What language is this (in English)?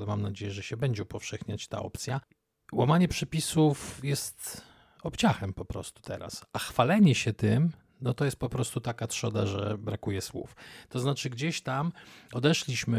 Polish